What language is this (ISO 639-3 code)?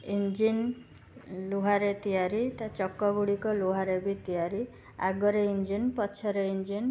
ori